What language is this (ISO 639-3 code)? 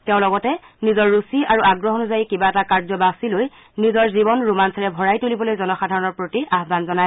asm